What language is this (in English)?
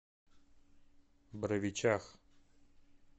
Russian